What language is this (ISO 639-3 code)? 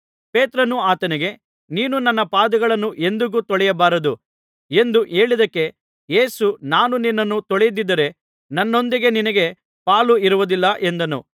kan